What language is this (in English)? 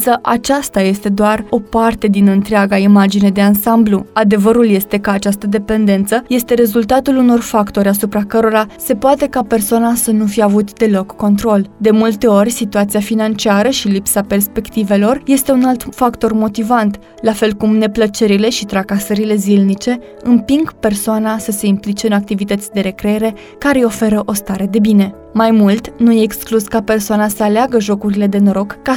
Romanian